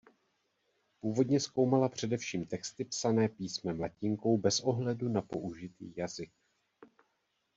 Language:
Czech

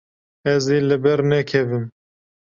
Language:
Kurdish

